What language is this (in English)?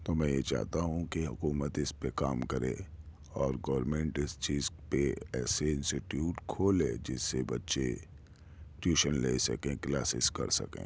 Urdu